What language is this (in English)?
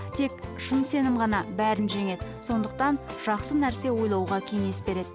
Kazakh